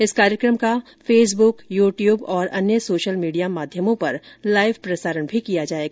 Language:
Hindi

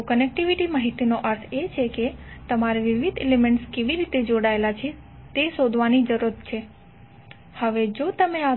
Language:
Gujarati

